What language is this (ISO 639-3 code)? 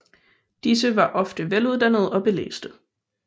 dan